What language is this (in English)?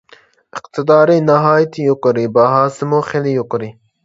Uyghur